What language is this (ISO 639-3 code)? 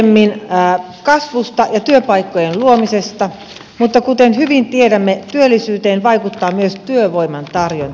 fin